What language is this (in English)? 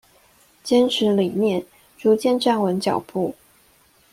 Chinese